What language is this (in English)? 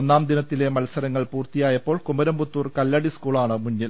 Malayalam